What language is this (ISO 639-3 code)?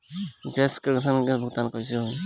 bho